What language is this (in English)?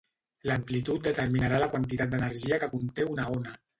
Catalan